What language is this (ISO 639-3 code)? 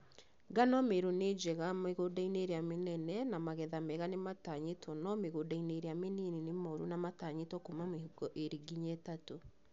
kik